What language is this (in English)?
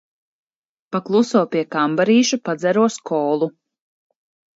Latvian